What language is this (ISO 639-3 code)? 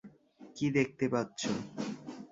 ben